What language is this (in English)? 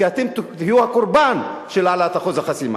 Hebrew